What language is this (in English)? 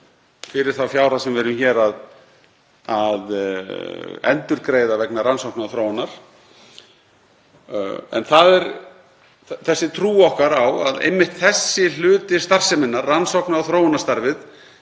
Icelandic